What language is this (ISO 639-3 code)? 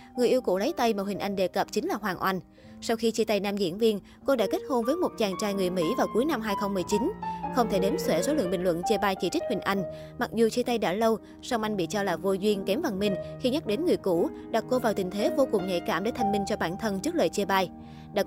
vie